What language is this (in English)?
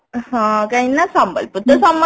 Odia